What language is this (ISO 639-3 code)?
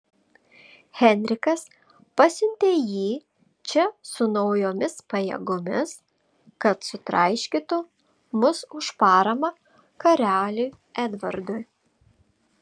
lit